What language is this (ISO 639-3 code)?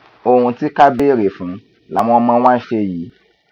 yor